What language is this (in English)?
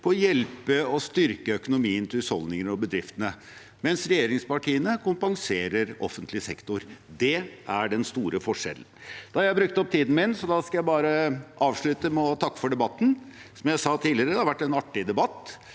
Norwegian